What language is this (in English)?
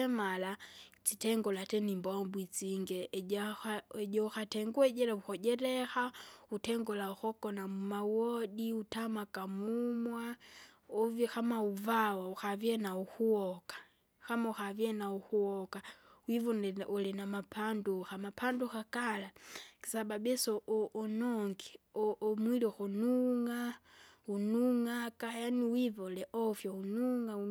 Kinga